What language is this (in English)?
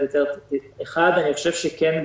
Hebrew